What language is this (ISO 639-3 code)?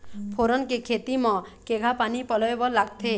hne